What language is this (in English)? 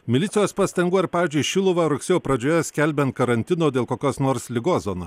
Lithuanian